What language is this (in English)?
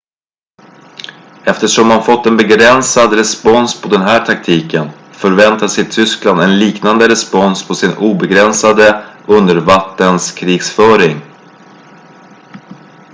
Swedish